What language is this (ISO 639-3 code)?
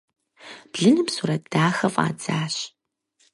kbd